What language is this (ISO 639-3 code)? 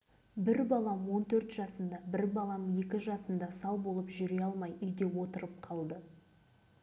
kaz